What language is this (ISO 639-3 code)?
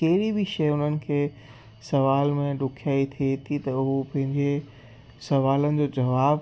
snd